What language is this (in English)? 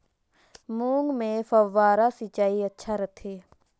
Chhattisgarhi